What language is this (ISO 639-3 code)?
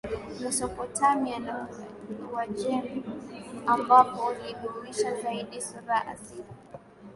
swa